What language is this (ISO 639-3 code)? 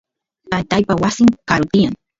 qus